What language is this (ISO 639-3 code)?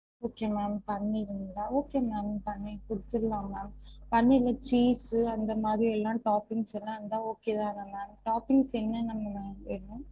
tam